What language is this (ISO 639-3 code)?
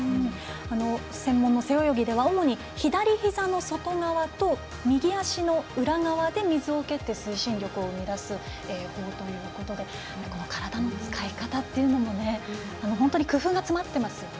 jpn